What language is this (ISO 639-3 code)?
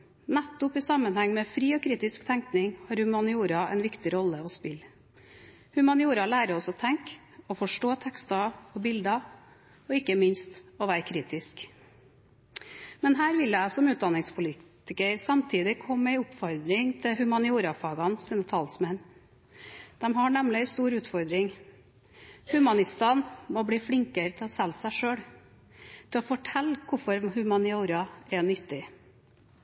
nob